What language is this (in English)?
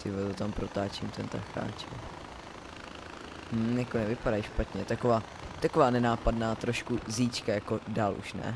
Czech